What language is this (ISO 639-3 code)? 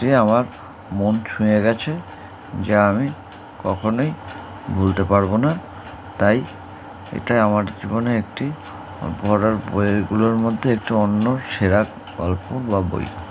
ben